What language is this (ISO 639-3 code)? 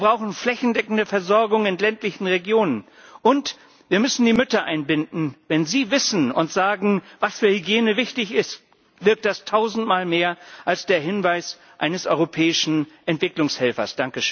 deu